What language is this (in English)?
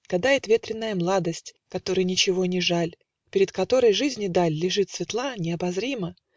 Russian